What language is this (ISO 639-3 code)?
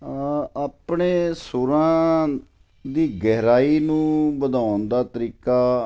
pan